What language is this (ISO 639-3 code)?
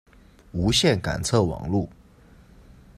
zho